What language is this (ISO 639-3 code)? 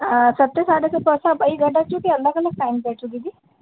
snd